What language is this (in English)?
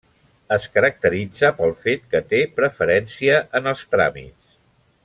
Catalan